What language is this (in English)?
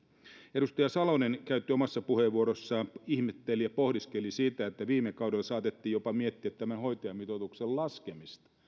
Finnish